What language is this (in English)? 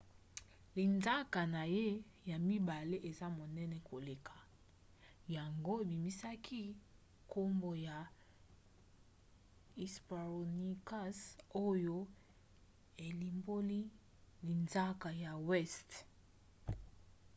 Lingala